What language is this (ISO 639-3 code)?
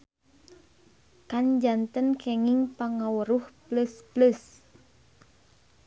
sun